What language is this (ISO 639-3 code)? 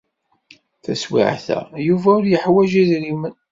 kab